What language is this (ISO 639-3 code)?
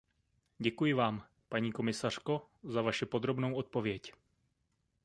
ces